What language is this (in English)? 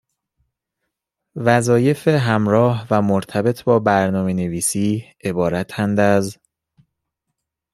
Persian